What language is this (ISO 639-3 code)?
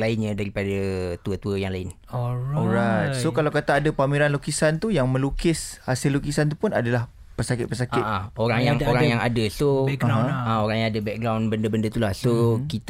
msa